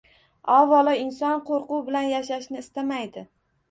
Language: Uzbek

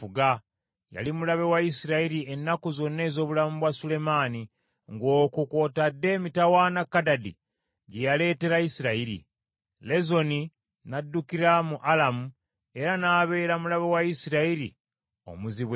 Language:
Ganda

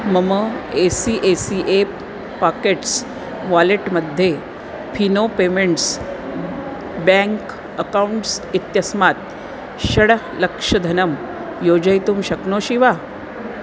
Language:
Sanskrit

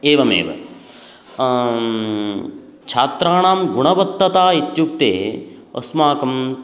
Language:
Sanskrit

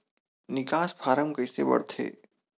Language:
Chhattisgarhi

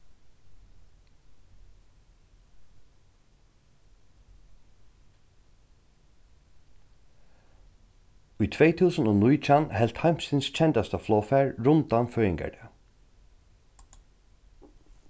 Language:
Faroese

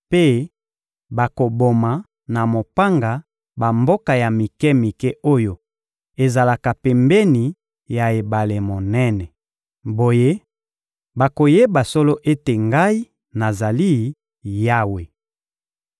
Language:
Lingala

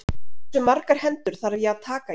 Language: Icelandic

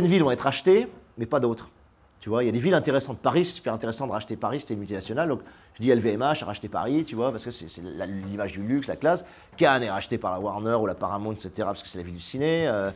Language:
French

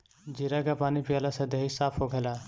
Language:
Bhojpuri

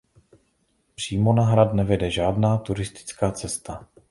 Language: Czech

